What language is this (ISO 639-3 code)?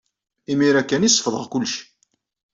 kab